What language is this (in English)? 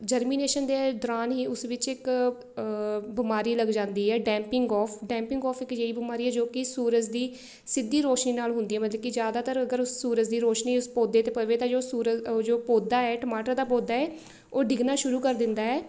Punjabi